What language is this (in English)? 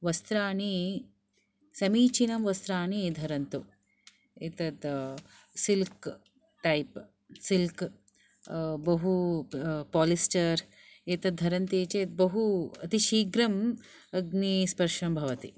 Sanskrit